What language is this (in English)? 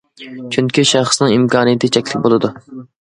Uyghur